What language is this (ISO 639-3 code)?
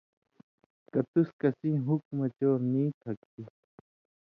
mvy